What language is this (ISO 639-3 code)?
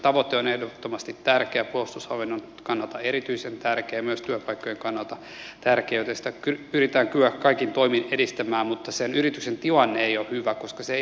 fin